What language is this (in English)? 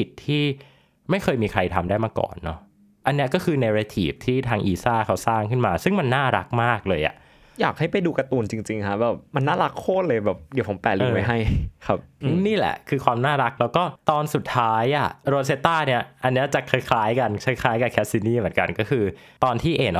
Thai